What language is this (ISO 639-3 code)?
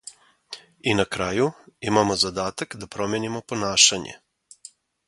srp